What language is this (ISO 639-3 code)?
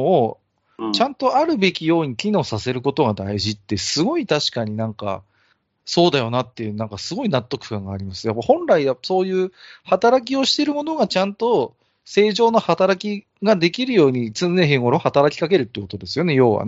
jpn